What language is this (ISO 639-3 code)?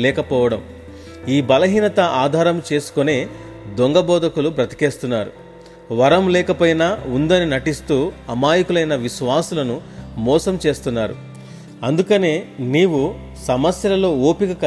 tel